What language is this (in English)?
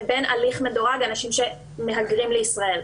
Hebrew